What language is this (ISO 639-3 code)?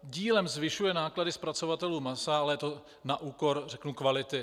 ces